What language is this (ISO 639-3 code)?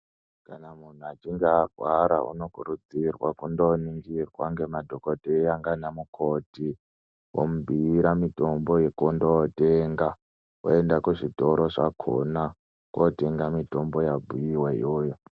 ndc